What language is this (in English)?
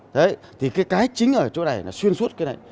Vietnamese